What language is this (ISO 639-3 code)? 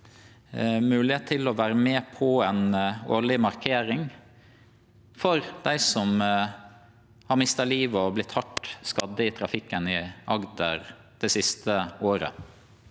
nor